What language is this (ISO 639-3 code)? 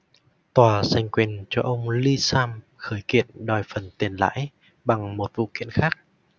vie